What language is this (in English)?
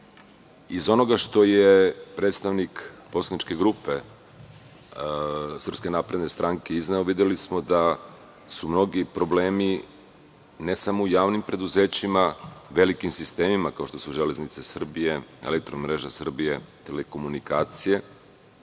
Serbian